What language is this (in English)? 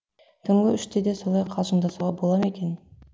Kazakh